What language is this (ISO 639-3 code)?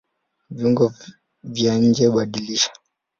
swa